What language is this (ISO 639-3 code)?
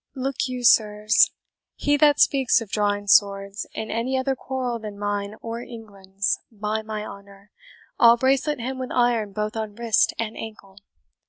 eng